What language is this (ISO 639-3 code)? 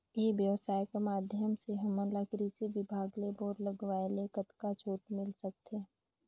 hne